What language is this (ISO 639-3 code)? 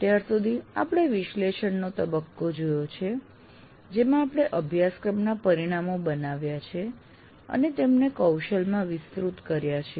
guj